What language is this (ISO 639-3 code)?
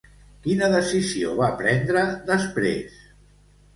cat